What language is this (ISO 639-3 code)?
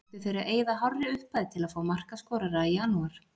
isl